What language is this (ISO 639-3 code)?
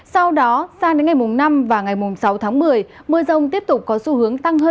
vie